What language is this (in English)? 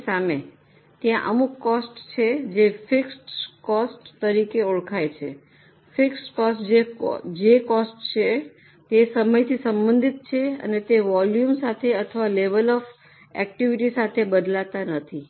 Gujarati